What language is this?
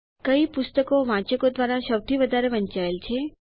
Gujarati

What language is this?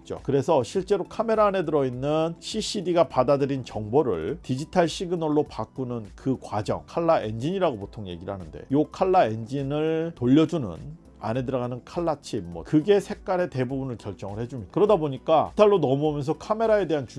Korean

